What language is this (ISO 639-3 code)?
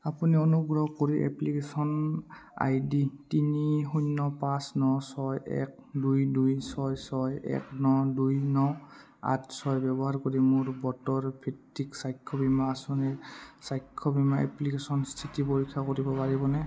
asm